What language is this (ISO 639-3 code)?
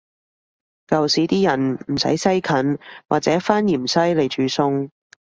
yue